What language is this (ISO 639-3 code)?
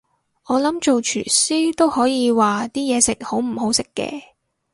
yue